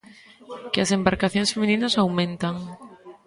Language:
Galician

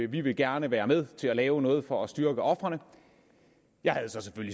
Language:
Danish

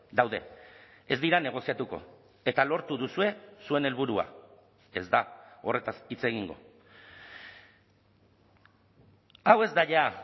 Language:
Basque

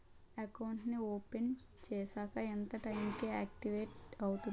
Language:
Telugu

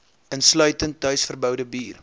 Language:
Afrikaans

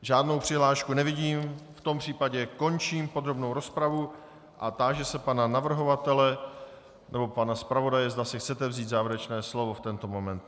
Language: Czech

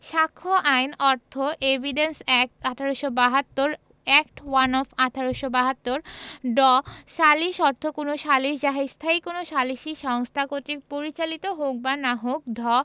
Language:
Bangla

